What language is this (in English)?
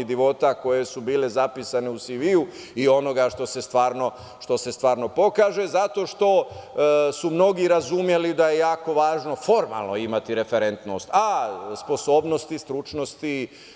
Serbian